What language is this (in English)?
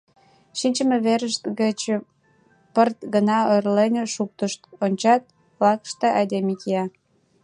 Mari